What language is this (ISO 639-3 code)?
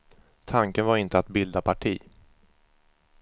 swe